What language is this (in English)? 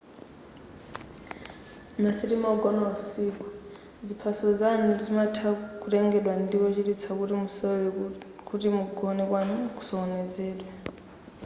Nyanja